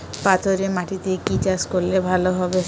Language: Bangla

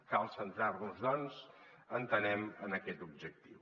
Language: Catalan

